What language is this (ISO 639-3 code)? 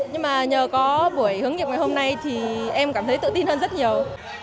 vie